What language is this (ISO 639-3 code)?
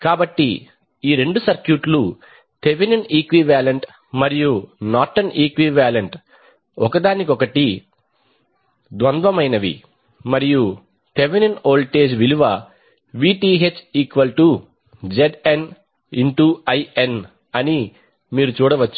tel